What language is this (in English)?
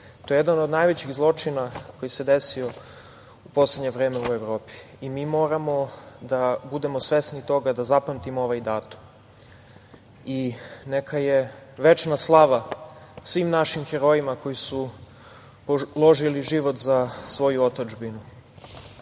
Serbian